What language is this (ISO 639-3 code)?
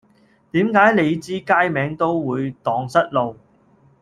yue